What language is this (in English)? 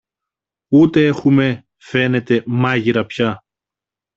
Greek